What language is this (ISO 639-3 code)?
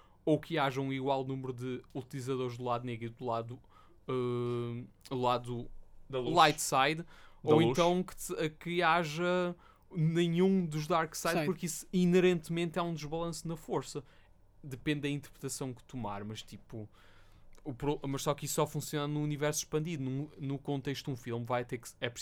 por